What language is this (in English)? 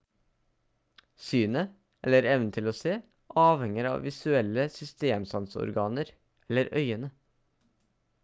Norwegian Bokmål